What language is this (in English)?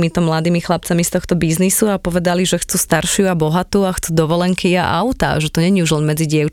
Slovak